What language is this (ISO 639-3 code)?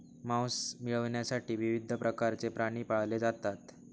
mar